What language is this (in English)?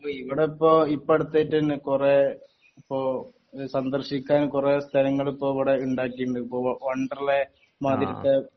Malayalam